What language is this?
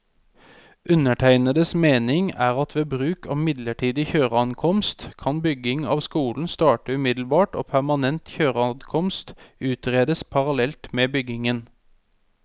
Norwegian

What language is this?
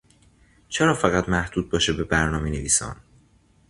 Persian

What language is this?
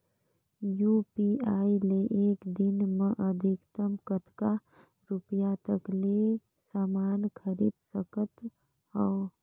Chhattisgarhi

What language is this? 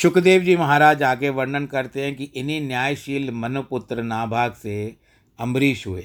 Hindi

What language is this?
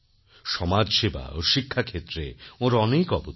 Bangla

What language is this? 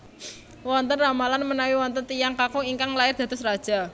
Javanese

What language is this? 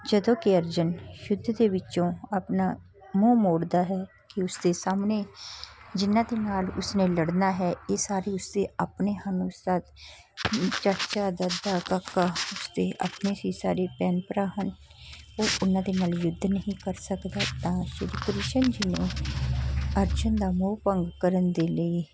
Punjabi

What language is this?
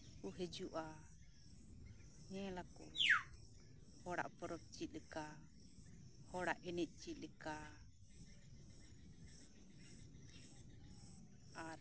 Santali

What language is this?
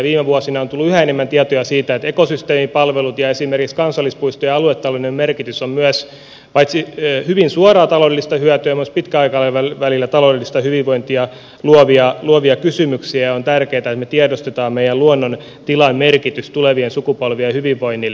Finnish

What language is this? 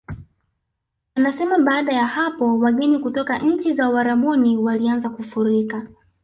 Swahili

